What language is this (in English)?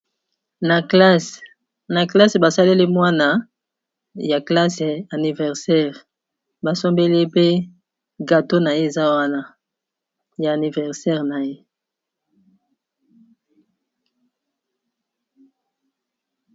Lingala